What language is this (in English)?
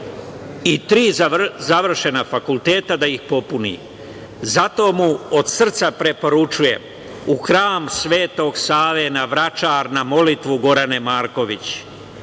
Serbian